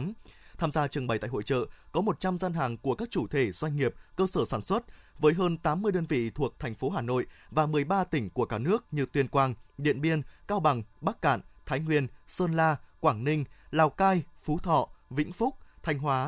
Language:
Vietnamese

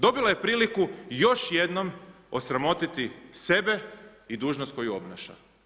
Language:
Croatian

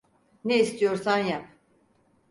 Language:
Turkish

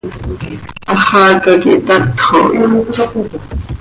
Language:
Seri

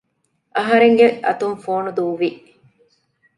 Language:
Divehi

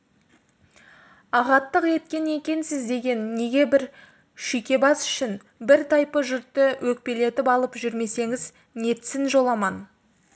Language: Kazakh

